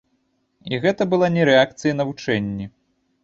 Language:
Belarusian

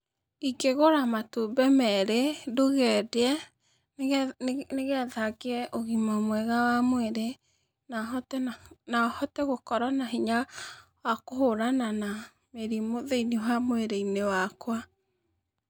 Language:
Kikuyu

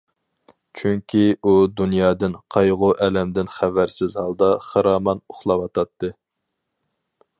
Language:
Uyghur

